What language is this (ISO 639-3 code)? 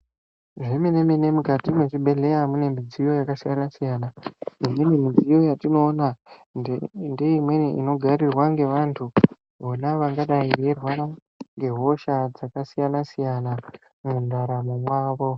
ndc